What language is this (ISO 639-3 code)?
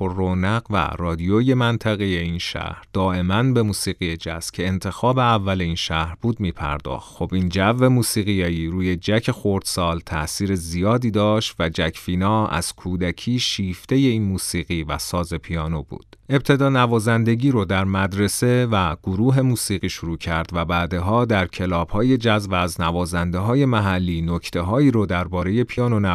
fas